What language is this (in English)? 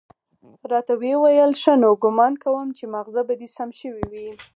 Pashto